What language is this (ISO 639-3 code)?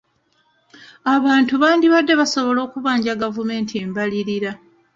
lug